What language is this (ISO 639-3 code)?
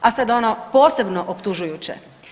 hrv